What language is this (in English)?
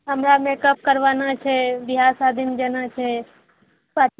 Maithili